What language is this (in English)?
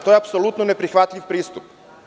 Serbian